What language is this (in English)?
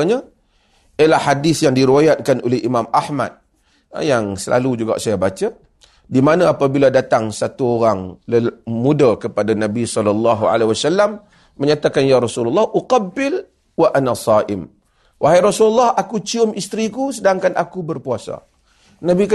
Malay